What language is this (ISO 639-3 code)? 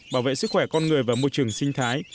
vie